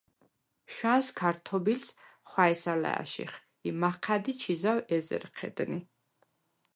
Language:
Svan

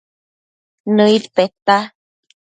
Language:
Matsés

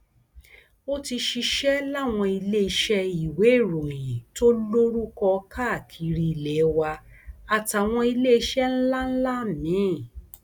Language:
Yoruba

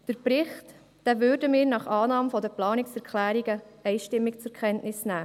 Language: Swiss German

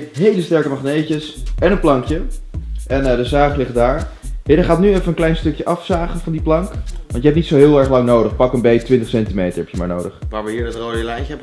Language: Dutch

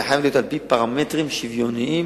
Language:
Hebrew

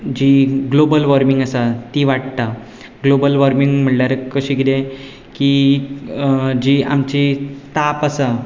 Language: Konkani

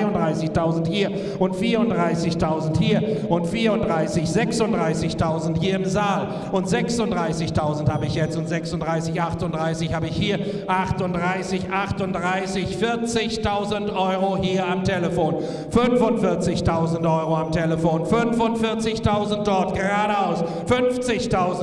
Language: German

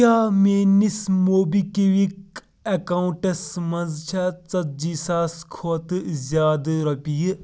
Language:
Kashmiri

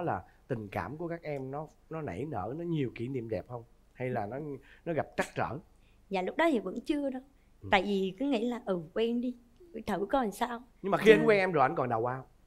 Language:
Vietnamese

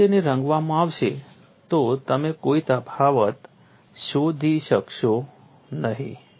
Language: Gujarati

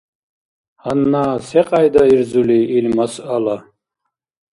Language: Dargwa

